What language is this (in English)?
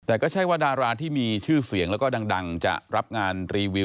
Thai